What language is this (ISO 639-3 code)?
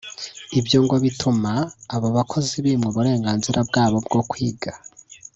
kin